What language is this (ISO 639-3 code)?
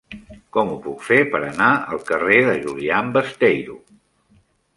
cat